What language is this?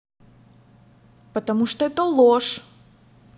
Russian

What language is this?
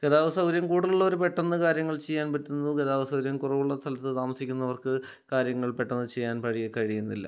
Malayalam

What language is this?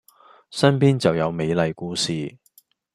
Cantonese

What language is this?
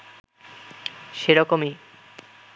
Bangla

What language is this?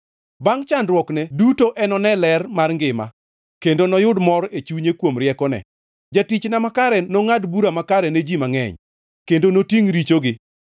Luo (Kenya and Tanzania)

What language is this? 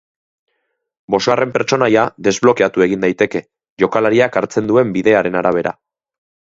Basque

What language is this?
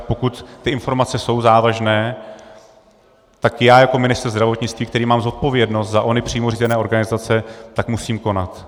Czech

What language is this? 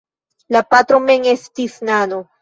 Esperanto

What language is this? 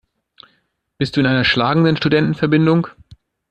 German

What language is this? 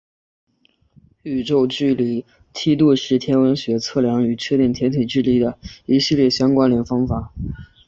Chinese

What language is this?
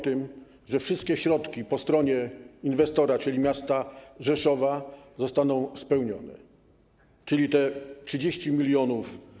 Polish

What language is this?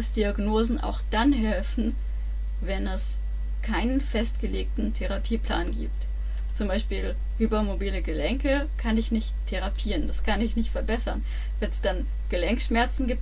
German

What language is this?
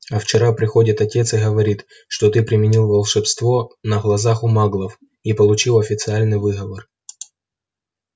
Russian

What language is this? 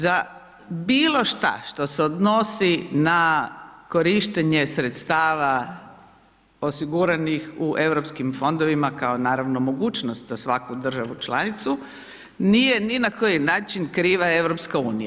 Croatian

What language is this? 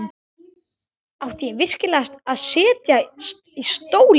Icelandic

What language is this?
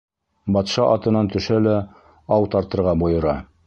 Bashkir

